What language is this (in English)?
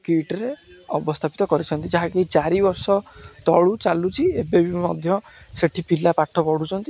Odia